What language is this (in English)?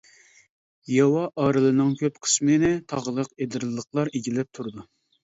Uyghur